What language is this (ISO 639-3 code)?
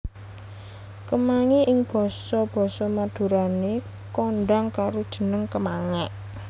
jav